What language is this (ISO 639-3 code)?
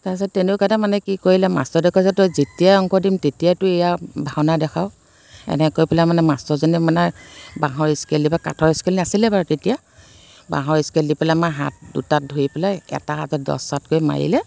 asm